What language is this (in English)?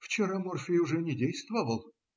Russian